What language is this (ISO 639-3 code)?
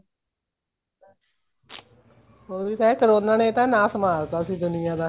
pan